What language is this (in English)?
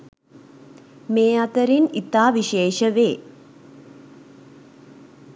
Sinhala